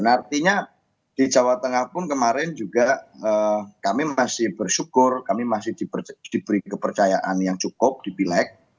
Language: Indonesian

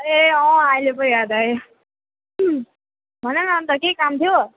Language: Nepali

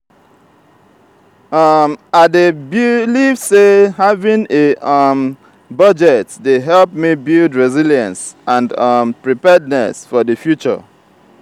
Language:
Nigerian Pidgin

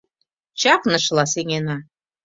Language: Mari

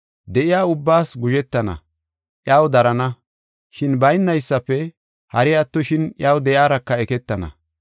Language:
Gofa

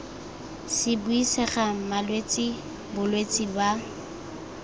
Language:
Tswana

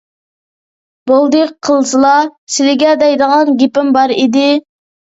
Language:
Uyghur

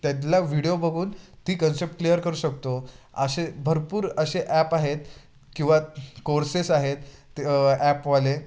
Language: Marathi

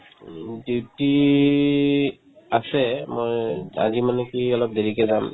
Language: Assamese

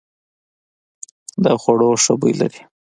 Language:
Pashto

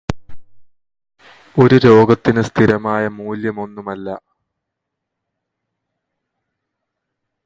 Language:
Malayalam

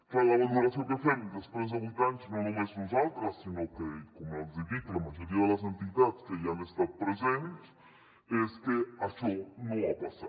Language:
Catalan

